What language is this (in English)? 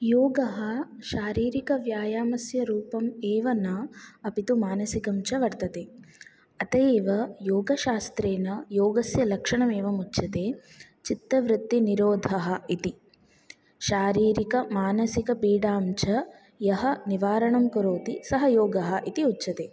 Sanskrit